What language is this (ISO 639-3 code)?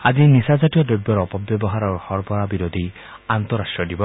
asm